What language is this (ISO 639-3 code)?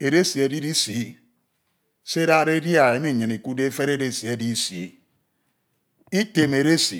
itw